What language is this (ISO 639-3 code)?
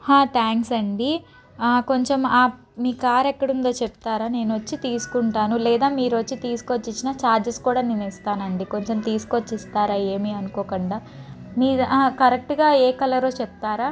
tel